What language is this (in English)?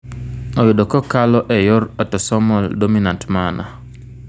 Luo (Kenya and Tanzania)